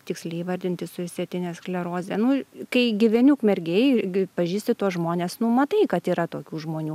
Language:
Lithuanian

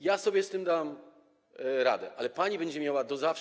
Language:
Polish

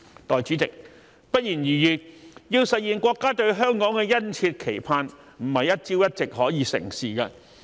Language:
Cantonese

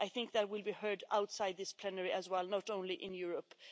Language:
English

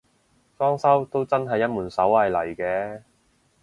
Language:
Cantonese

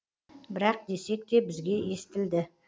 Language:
Kazakh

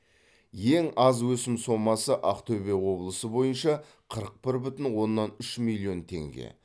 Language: Kazakh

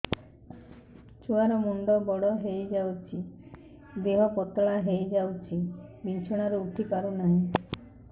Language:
Odia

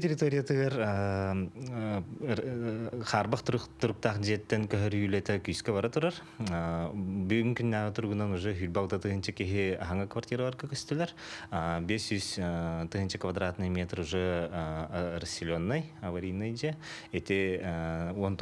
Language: Turkish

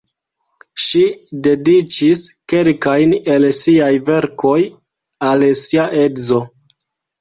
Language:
Esperanto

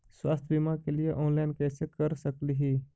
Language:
Magahi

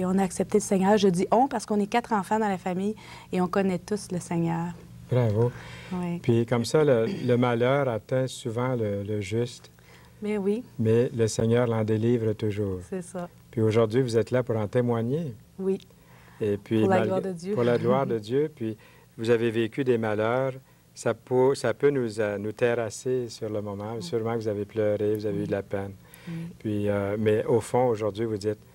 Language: French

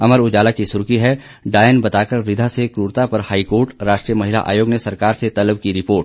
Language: Hindi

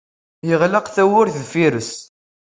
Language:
Kabyle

